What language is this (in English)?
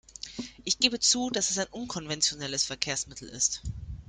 German